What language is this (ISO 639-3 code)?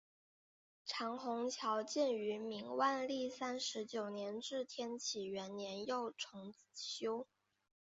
zho